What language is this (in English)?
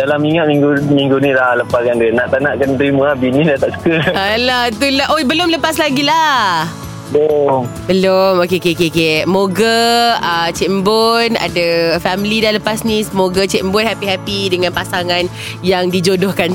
Malay